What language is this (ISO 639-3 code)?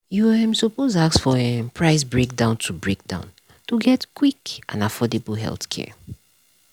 pcm